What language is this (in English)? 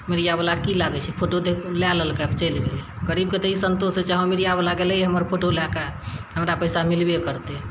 Maithili